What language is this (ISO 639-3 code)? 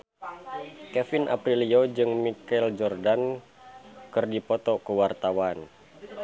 sun